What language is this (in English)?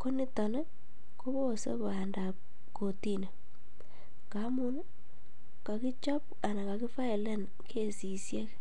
Kalenjin